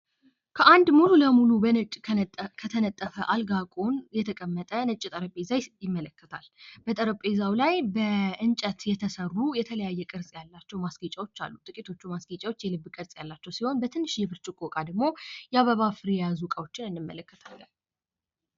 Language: Amharic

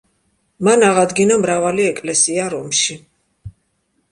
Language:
Georgian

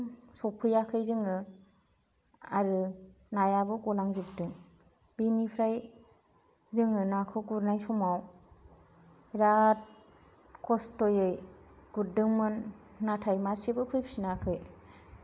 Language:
Bodo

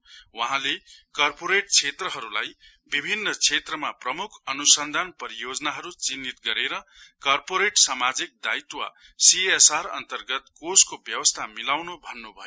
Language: Nepali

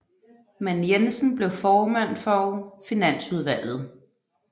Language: Danish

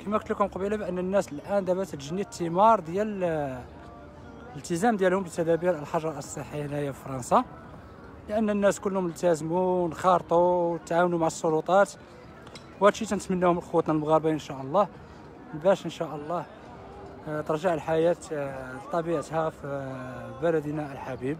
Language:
Arabic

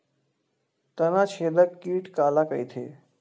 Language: Chhattisgarhi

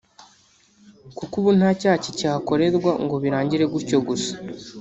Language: Kinyarwanda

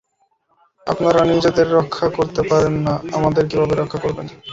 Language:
Bangla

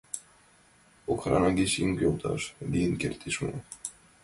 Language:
Mari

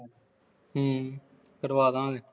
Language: Punjabi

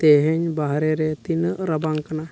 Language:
Santali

